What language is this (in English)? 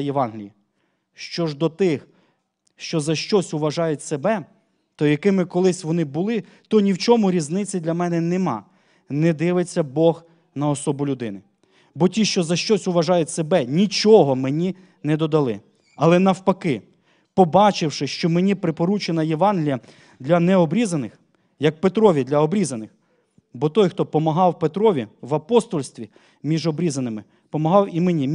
Ukrainian